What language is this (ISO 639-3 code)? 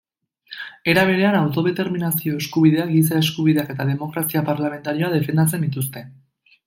eus